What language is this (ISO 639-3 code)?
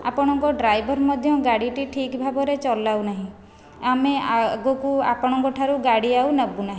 ori